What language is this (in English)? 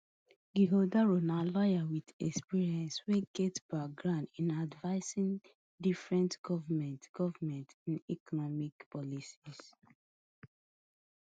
Nigerian Pidgin